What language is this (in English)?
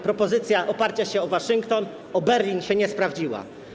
Polish